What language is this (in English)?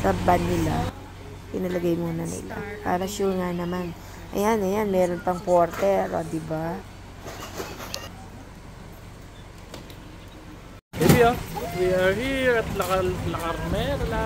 Filipino